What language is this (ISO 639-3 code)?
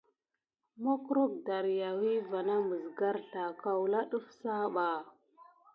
gid